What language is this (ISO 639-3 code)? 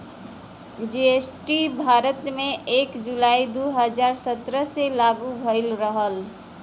bho